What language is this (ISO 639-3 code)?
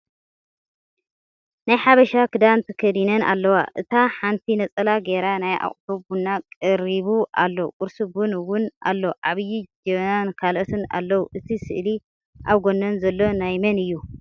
tir